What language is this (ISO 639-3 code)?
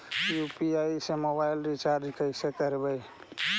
mag